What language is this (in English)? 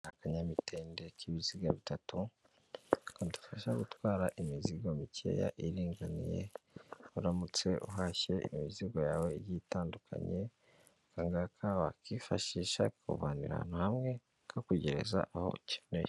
Kinyarwanda